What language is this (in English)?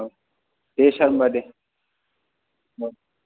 Bodo